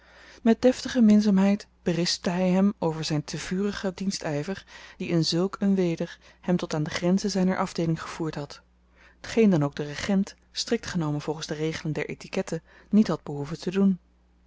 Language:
Dutch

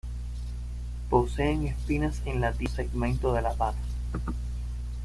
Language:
Spanish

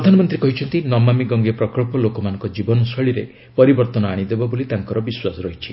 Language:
Odia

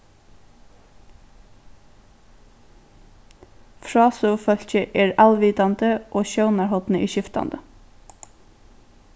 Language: Faroese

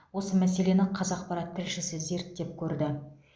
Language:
Kazakh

